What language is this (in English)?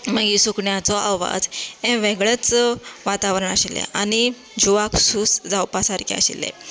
Konkani